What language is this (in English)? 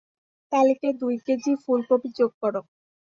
Bangla